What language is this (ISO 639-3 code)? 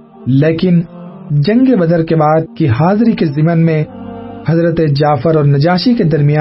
urd